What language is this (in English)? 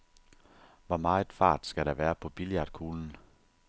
Danish